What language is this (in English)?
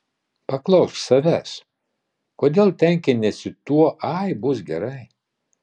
Lithuanian